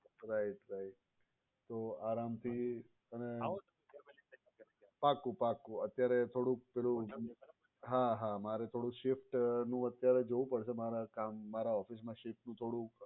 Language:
Gujarati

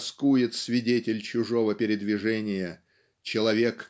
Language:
Russian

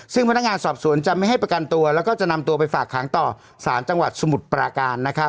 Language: Thai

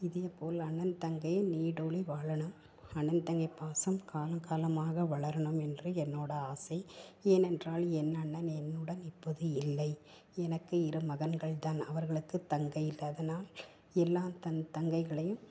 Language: Tamil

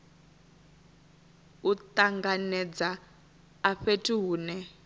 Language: Venda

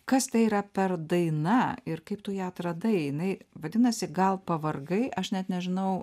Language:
Lithuanian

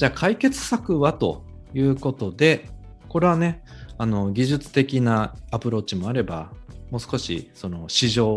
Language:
Japanese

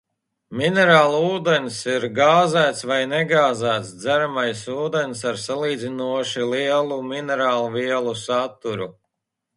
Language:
Latvian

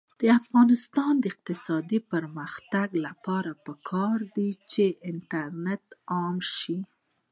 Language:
Pashto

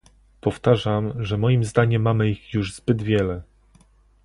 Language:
Polish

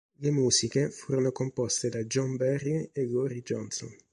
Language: Italian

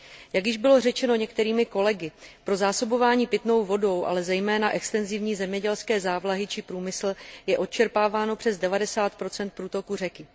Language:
Czech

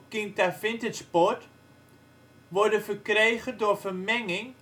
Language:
Dutch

